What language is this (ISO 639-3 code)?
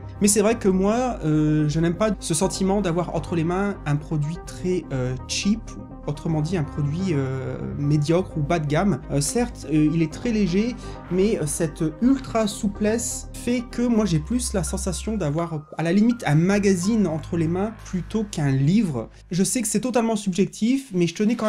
fra